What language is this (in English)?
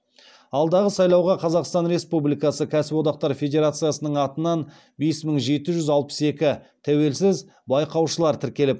Kazakh